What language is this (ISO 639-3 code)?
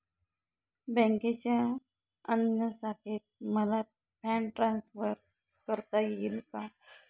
mar